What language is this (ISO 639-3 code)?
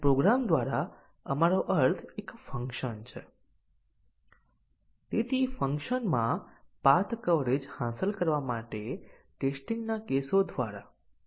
guj